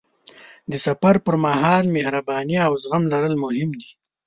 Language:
Pashto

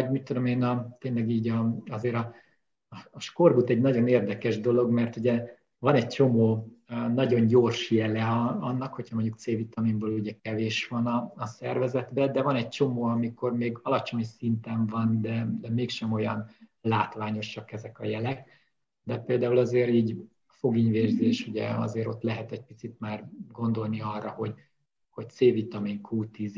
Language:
Hungarian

